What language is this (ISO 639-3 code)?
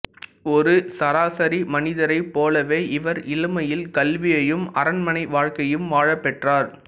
tam